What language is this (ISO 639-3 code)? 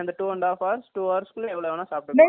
tam